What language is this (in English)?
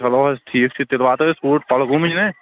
Kashmiri